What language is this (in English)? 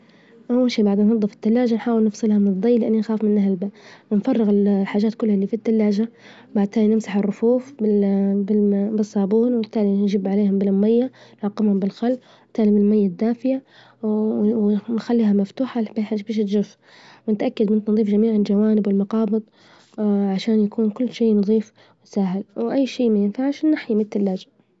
Libyan Arabic